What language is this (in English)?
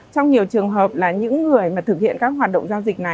Vietnamese